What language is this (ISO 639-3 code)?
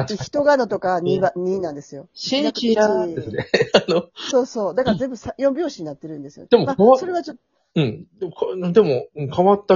jpn